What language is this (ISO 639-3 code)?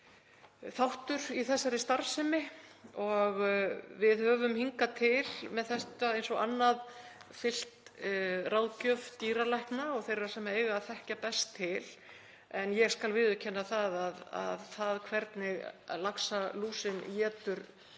isl